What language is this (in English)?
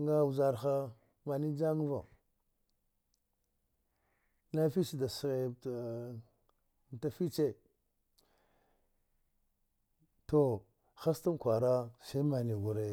Dghwede